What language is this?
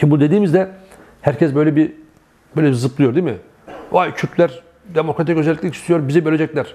Turkish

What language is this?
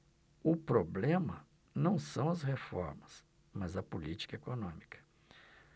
Portuguese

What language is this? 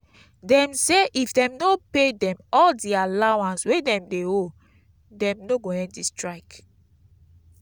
Nigerian Pidgin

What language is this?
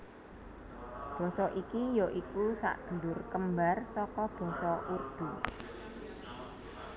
Javanese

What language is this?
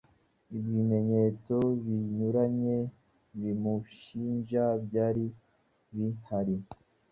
Kinyarwanda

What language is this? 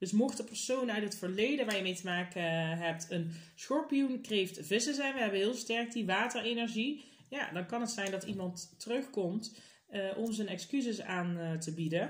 Dutch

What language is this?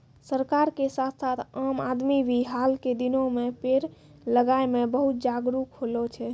Maithili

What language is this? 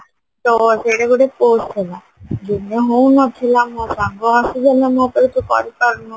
Odia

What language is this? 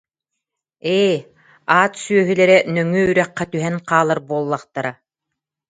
Yakut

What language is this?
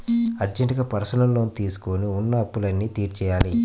Telugu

